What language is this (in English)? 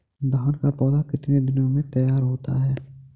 Hindi